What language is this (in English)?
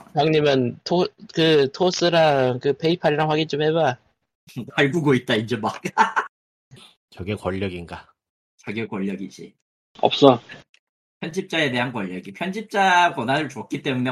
Korean